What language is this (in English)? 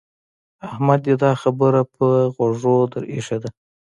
Pashto